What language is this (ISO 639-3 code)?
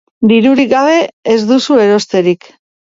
eus